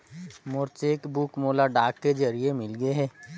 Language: Chhattisgarhi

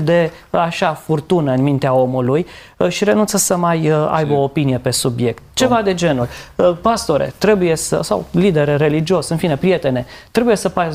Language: Romanian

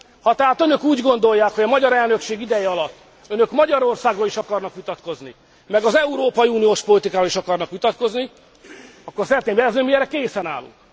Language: Hungarian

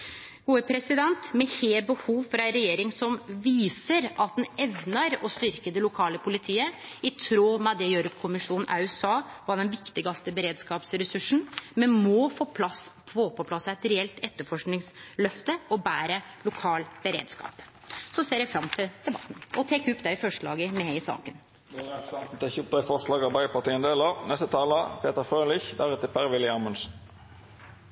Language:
Norwegian Nynorsk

